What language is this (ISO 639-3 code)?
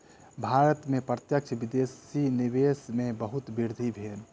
mai